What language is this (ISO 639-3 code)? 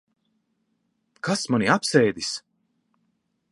lav